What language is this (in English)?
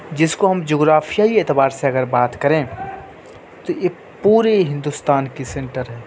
Urdu